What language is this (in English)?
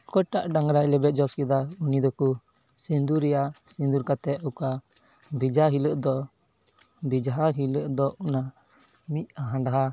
Santali